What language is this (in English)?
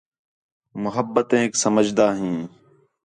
Khetrani